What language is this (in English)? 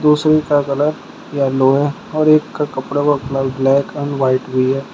Hindi